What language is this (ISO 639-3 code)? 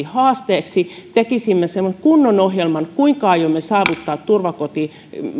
fin